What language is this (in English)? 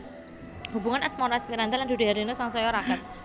Javanese